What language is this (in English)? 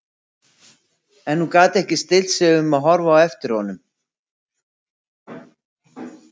Icelandic